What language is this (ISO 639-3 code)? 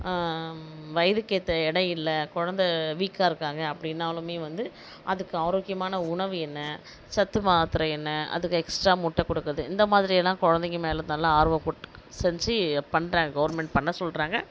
tam